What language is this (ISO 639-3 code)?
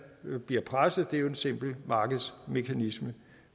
dan